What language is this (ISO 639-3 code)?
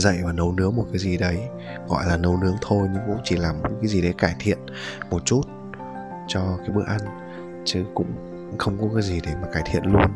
vie